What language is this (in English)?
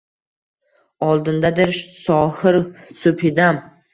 Uzbek